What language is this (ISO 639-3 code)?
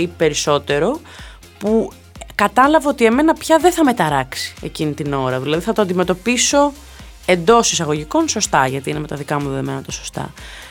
ell